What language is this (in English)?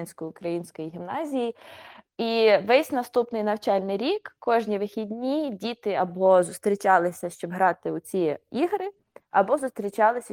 Ukrainian